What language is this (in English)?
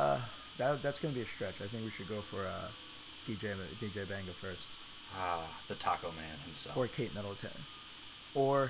English